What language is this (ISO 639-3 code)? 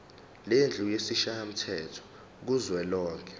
zul